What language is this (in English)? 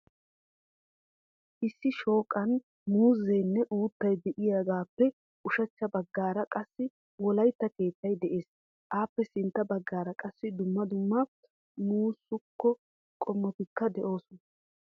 Wolaytta